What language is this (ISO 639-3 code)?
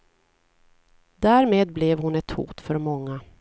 swe